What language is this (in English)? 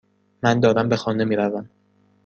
Persian